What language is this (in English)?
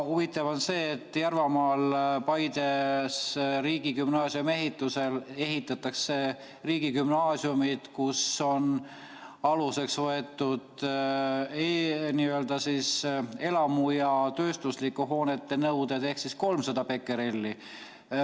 Estonian